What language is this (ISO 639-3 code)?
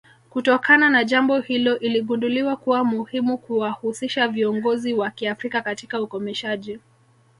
swa